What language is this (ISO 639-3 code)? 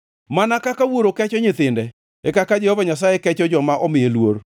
luo